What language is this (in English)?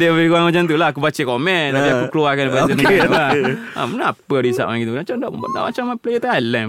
Malay